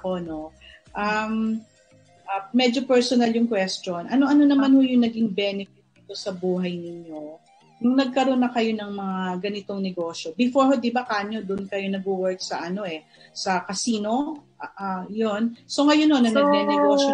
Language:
Filipino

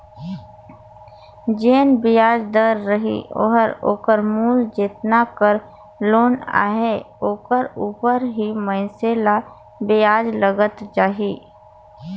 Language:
Chhattisgarhi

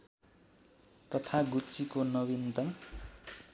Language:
Nepali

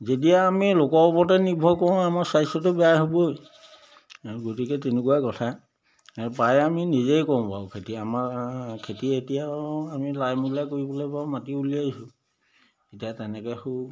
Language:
Assamese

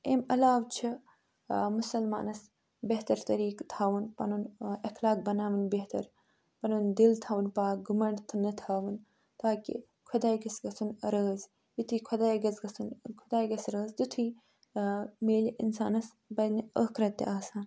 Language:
Kashmiri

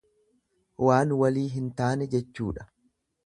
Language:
Oromo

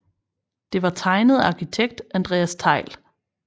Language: Danish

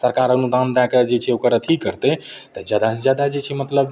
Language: Maithili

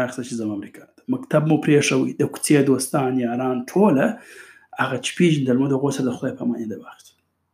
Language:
Urdu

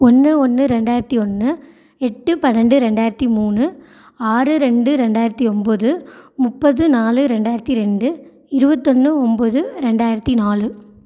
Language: Tamil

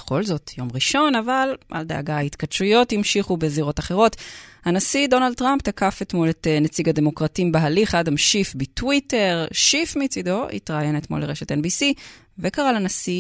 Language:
Hebrew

